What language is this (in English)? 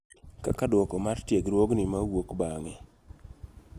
Luo (Kenya and Tanzania)